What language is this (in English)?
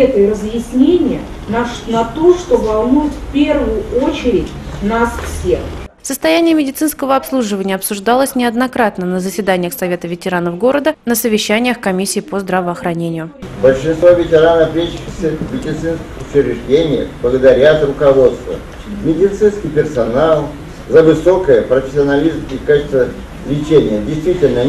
Russian